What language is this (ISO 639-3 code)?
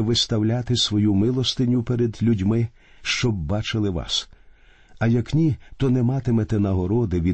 ukr